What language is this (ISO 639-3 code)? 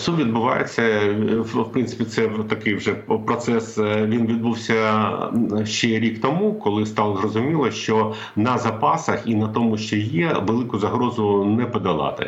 ukr